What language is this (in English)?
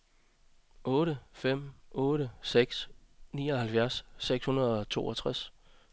Danish